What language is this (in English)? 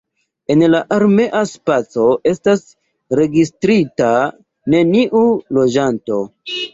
Esperanto